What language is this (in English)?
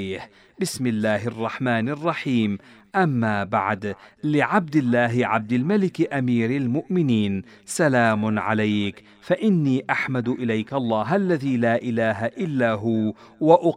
Arabic